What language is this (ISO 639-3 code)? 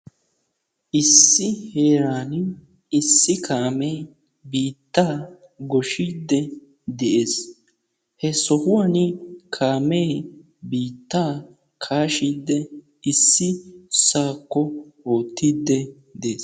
wal